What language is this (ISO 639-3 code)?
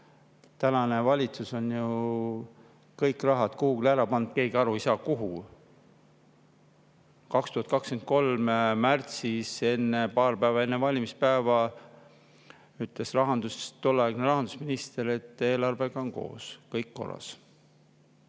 est